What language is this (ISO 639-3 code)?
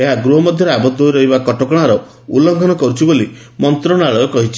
ori